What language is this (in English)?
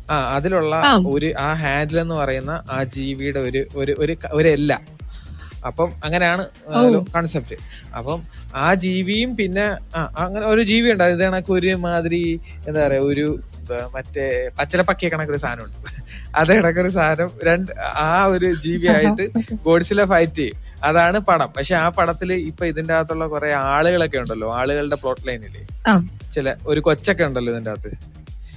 Malayalam